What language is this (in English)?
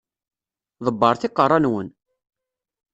Kabyle